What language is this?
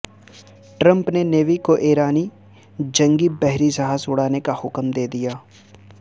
Urdu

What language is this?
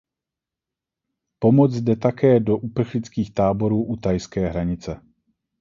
Czech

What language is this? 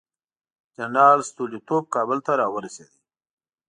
Pashto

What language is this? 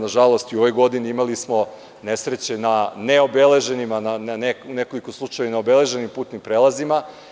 Serbian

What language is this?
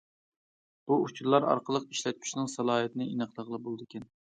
Uyghur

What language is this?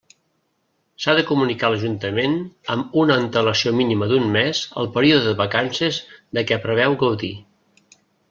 Catalan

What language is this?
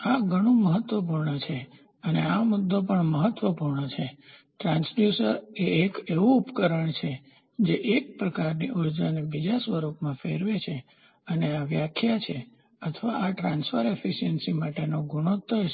Gujarati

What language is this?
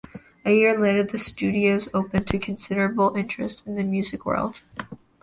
English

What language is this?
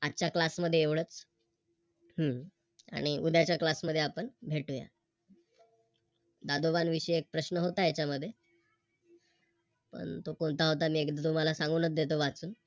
Marathi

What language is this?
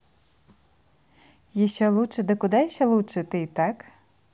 Russian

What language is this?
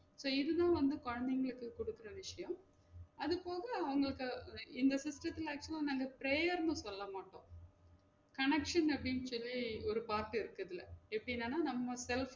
Tamil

